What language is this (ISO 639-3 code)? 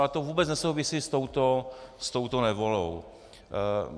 ces